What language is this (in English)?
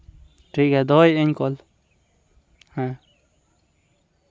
Santali